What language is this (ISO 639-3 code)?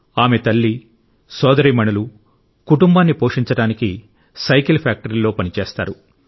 tel